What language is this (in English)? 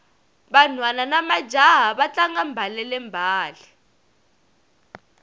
Tsonga